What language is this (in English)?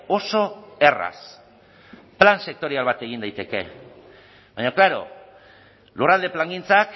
Basque